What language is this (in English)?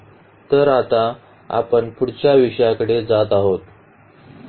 Marathi